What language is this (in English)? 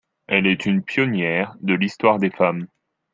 French